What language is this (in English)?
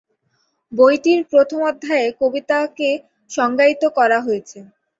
Bangla